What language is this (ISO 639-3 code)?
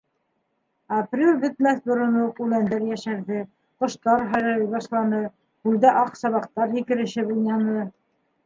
bak